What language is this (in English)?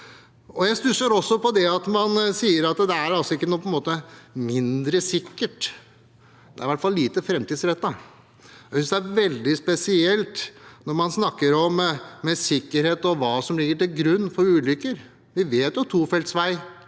Norwegian